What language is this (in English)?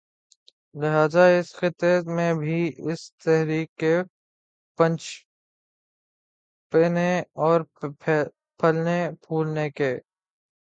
Urdu